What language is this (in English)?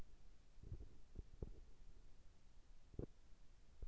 Russian